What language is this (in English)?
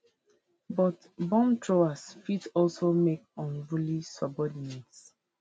Nigerian Pidgin